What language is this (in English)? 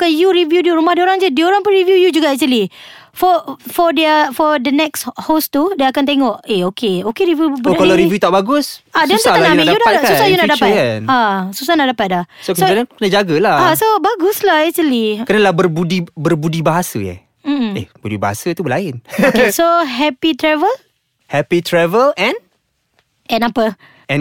Malay